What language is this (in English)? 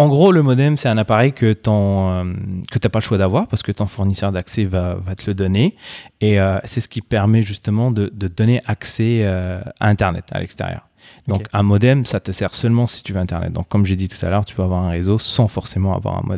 French